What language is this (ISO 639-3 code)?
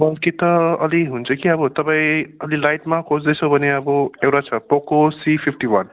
nep